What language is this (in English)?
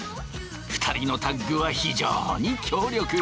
Japanese